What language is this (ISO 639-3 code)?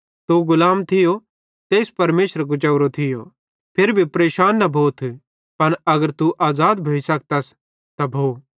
bhd